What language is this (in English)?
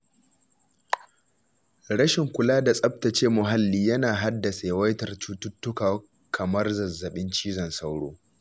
Hausa